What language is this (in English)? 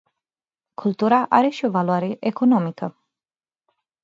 Romanian